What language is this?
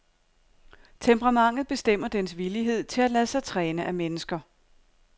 Danish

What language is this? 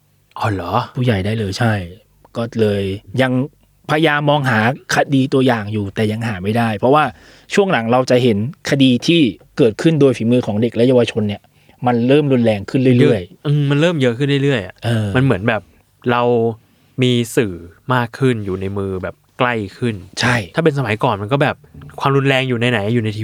Thai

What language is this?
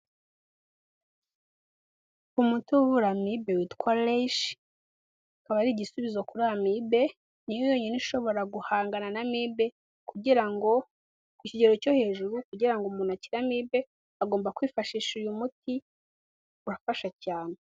Kinyarwanda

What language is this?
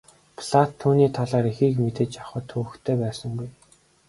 Mongolian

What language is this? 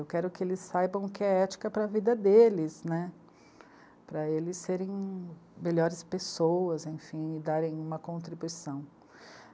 Portuguese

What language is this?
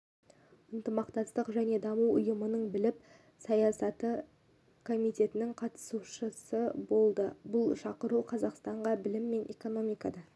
Kazakh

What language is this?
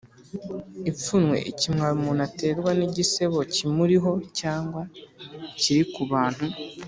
Kinyarwanda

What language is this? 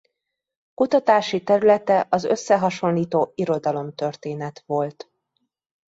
Hungarian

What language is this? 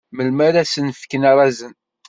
Kabyle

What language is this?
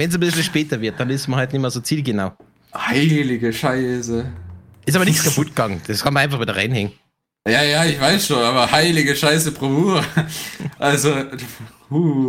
German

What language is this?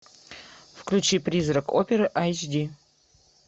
Russian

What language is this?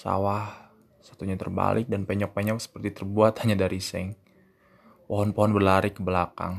Indonesian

